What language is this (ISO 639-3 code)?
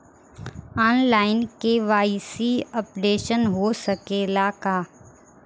bho